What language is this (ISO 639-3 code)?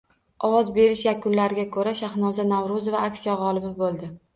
uzb